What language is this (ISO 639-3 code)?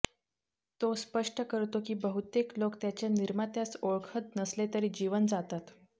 mar